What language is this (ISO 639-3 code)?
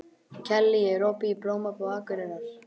isl